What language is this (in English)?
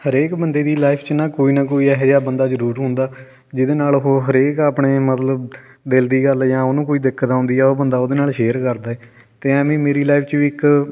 Punjabi